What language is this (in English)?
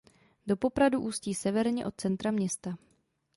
Czech